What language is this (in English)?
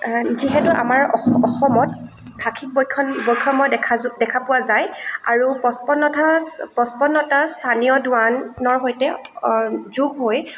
Assamese